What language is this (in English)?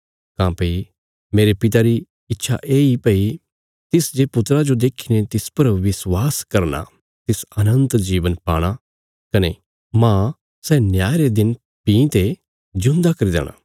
Bilaspuri